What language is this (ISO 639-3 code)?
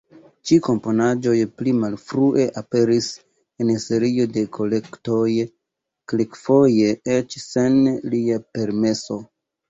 epo